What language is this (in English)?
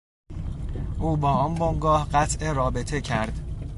Persian